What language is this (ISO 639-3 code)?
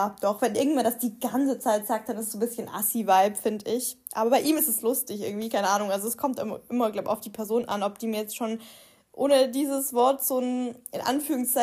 deu